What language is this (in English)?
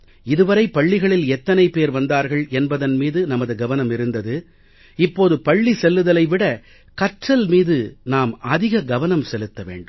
Tamil